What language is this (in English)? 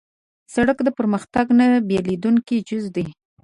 Pashto